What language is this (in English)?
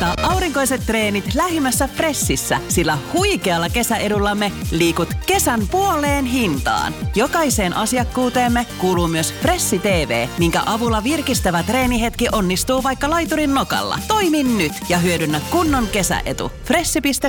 Finnish